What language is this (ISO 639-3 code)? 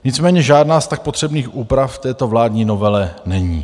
ces